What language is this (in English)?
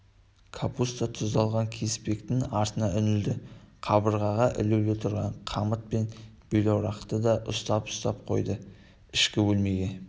Kazakh